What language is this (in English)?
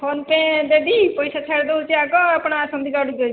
Odia